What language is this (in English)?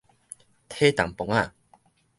Min Nan Chinese